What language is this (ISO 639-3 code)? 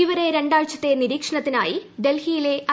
mal